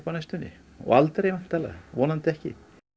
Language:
Icelandic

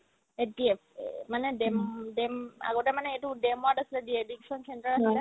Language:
Assamese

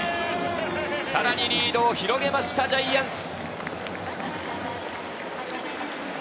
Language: Japanese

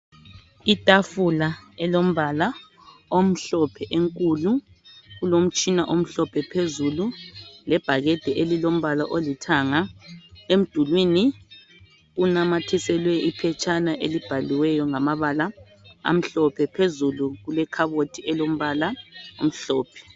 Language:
North Ndebele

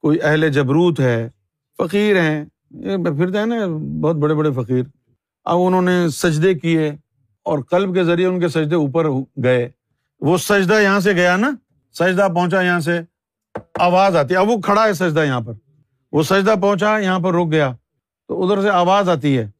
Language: Urdu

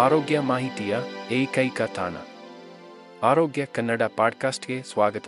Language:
Kannada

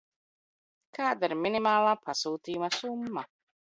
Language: Latvian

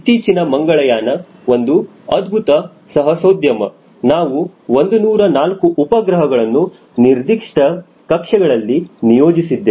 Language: Kannada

